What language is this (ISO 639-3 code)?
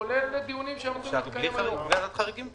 heb